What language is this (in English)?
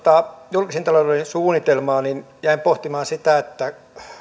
Finnish